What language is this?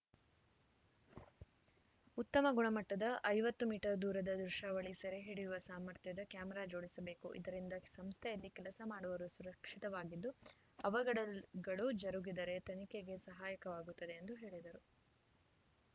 Kannada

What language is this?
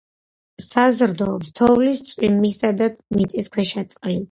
Georgian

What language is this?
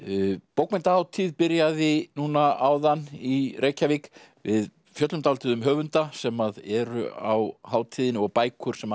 Icelandic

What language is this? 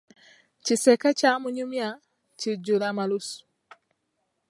Ganda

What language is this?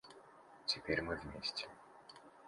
Russian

